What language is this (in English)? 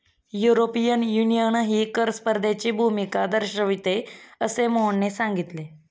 Marathi